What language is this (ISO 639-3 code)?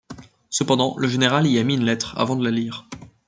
fra